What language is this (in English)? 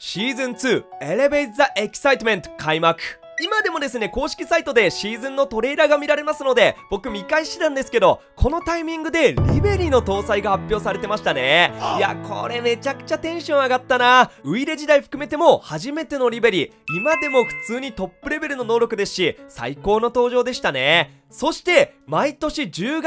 Japanese